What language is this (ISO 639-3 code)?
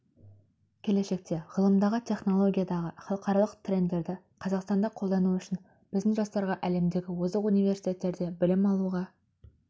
kaz